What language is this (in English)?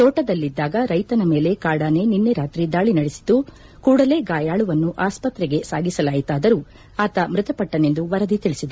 Kannada